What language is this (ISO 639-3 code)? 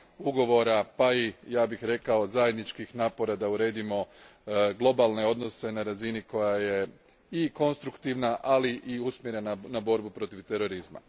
hrv